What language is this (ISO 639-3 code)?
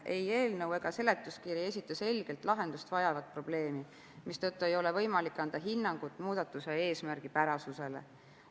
est